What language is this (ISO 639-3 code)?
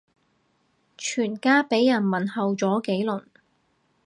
yue